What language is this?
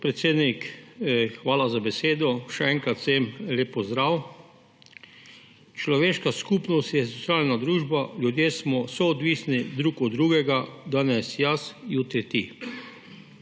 Slovenian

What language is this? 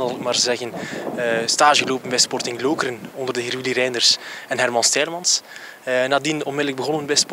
Dutch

